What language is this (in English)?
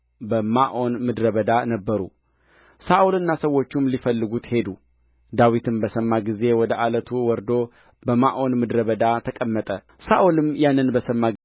Amharic